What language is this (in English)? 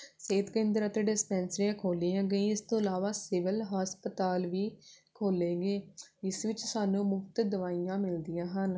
Punjabi